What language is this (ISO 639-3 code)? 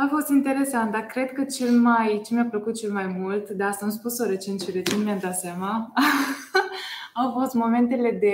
ron